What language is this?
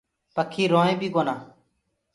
Gurgula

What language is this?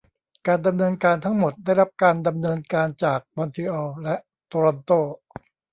Thai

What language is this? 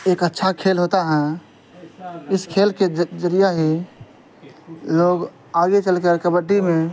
Urdu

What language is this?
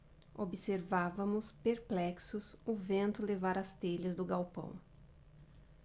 Portuguese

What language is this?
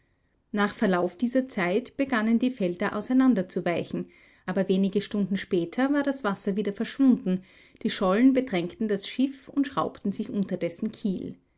German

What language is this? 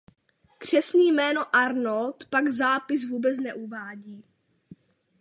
Czech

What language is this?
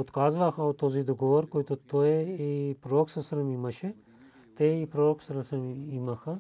Bulgarian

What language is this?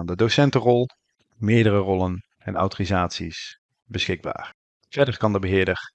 Dutch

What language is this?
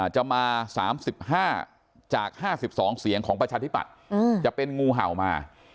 Thai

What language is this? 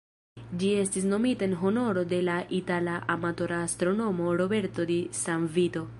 Esperanto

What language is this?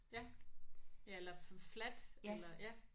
Danish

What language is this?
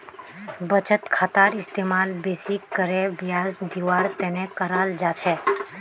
Magahi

